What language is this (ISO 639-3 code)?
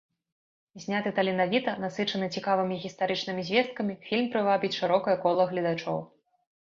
bel